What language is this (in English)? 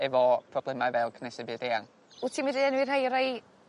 Welsh